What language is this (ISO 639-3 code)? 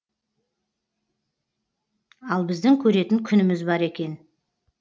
kaz